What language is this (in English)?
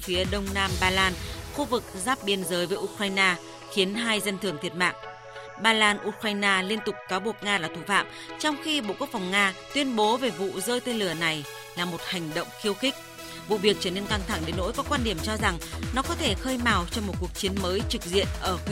Vietnamese